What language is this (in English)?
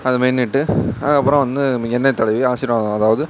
Tamil